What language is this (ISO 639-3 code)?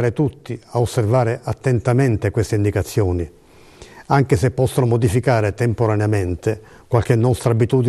ita